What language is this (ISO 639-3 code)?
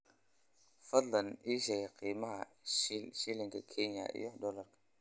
som